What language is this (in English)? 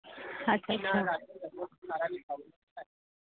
Dogri